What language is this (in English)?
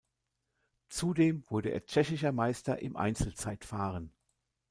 German